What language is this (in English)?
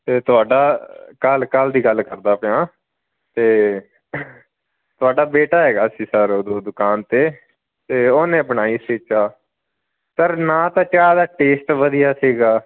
Punjabi